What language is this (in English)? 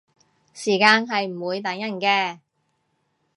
Cantonese